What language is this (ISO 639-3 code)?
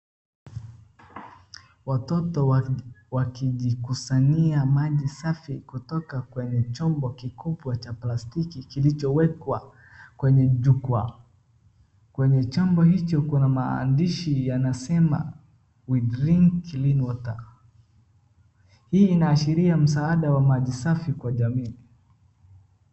swa